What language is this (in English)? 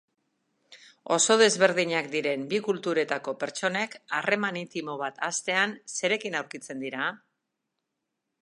Basque